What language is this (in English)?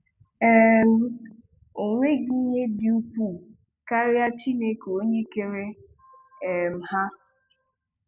Igbo